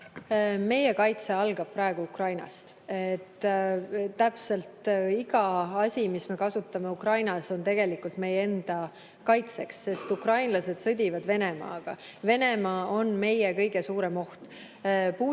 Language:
Estonian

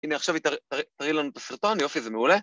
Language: Hebrew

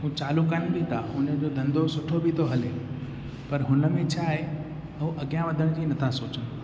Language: Sindhi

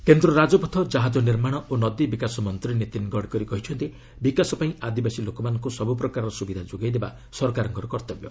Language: Odia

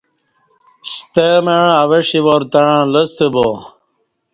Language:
Kati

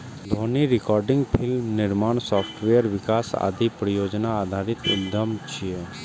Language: Maithili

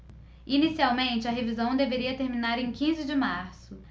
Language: Portuguese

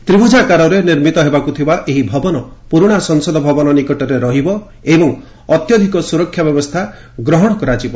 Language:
Odia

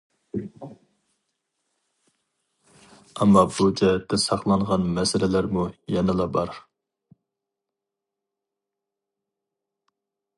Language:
Uyghur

